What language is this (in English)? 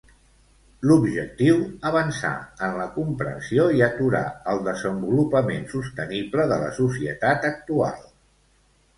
Catalan